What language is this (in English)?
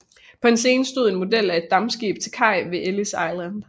Danish